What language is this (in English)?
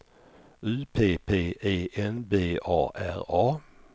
Swedish